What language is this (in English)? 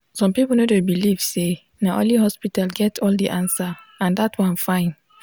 Nigerian Pidgin